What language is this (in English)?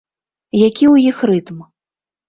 Belarusian